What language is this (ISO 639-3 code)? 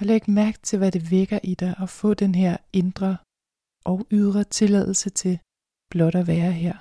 dan